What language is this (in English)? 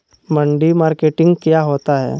Magahi